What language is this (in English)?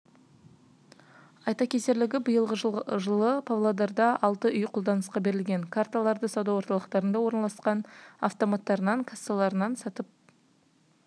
Kazakh